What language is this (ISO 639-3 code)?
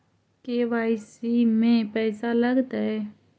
mag